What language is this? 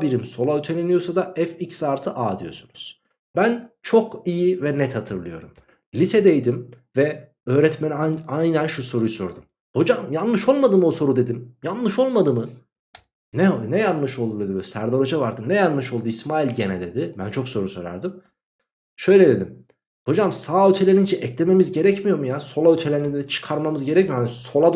Turkish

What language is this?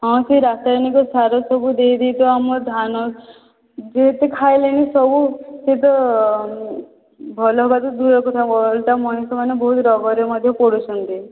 Odia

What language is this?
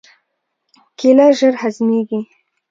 Pashto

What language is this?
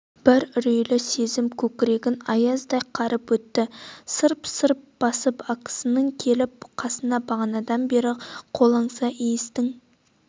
Kazakh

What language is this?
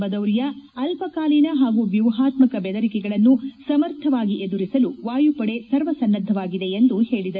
Kannada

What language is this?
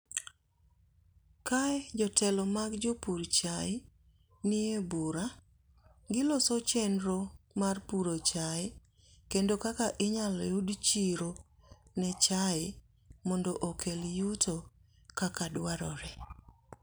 Luo (Kenya and Tanzania)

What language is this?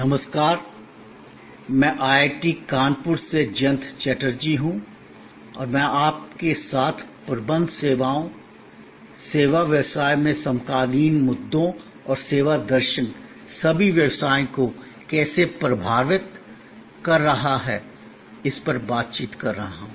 Hindi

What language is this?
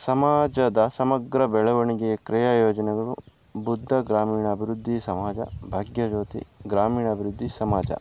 Kannada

